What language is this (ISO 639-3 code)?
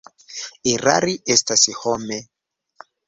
epo